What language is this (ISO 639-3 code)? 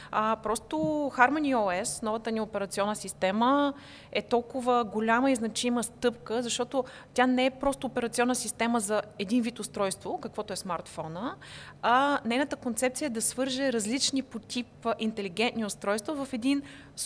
bul